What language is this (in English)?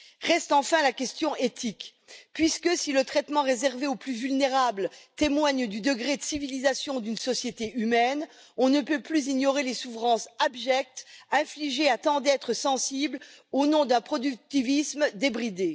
French